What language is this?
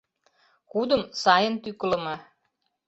Mari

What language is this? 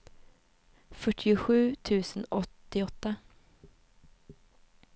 Swedish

